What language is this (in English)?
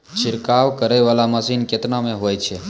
Maithili